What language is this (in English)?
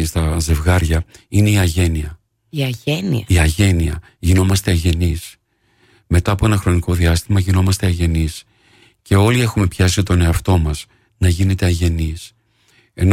Greek